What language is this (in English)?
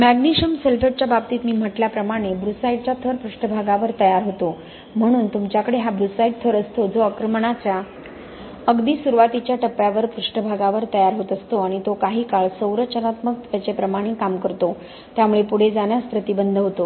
Marathi